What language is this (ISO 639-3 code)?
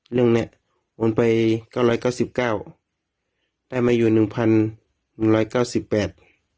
tha